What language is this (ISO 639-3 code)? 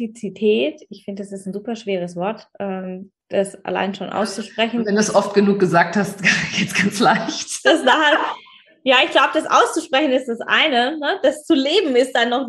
deu